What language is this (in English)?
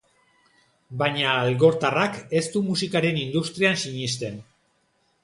Basque